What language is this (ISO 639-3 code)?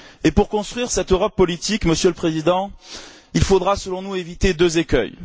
fra